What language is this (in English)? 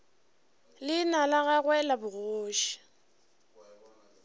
Northern Sotho